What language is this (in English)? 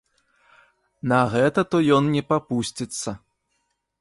Belarusian